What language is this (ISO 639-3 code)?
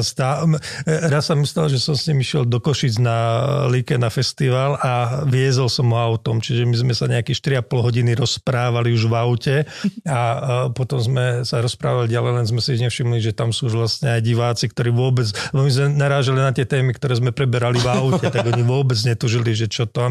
slk